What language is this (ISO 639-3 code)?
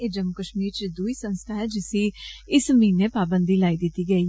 doi